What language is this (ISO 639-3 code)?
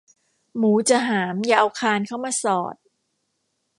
tha